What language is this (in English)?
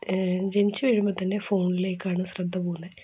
Malayalam